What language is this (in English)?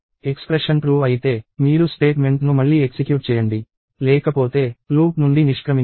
Telugu